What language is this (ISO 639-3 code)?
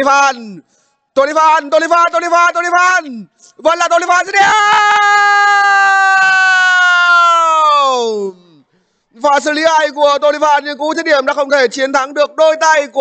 vie